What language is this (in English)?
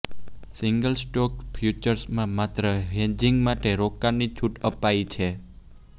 Gujarati